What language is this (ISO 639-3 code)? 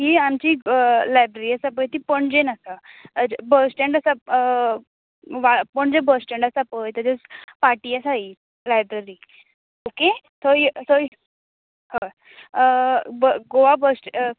kok